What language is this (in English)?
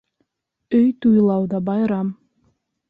Bashkir